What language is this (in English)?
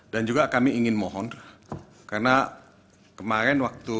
Indonesian